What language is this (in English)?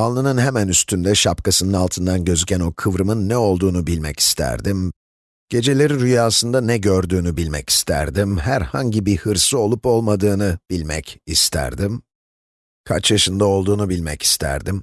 Turkish